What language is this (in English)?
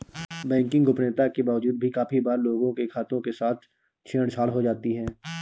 Hindi